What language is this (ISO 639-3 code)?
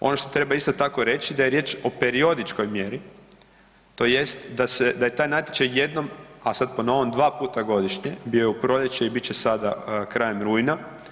hrv